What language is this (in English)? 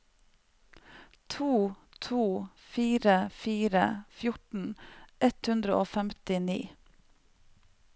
Norwegian